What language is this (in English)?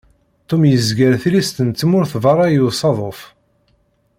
Kabyle